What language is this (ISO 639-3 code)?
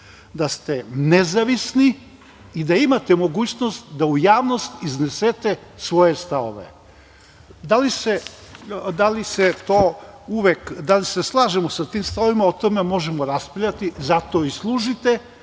srp